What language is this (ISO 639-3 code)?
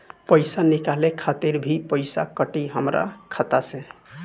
bho